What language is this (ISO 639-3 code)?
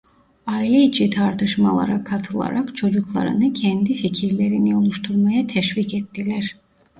tur